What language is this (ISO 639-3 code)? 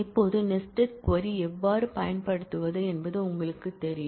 tam